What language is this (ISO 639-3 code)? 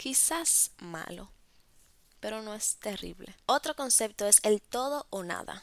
spa